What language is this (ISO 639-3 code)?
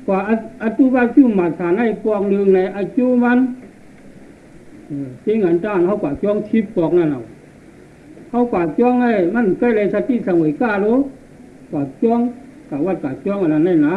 tha